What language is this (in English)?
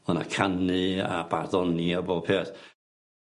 Welsh